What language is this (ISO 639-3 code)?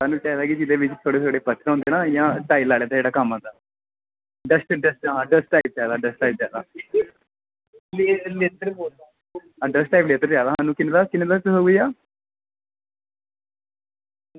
doi